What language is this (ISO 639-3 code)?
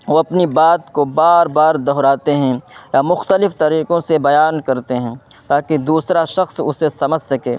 urd